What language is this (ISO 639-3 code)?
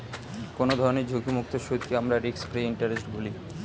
ben